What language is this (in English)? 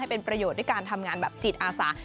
Thai